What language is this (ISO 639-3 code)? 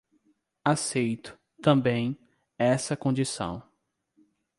por